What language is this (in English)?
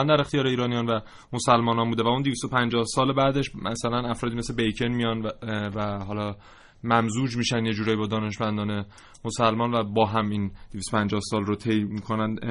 Persian